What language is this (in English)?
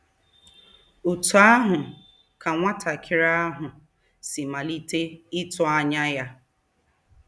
Igbo